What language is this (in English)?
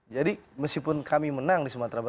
Indonesian